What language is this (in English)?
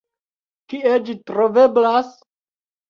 Esperanto